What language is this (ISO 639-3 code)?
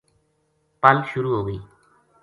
gju